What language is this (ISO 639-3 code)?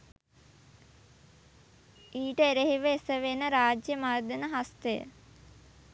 sin